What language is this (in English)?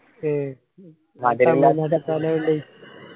Malayalam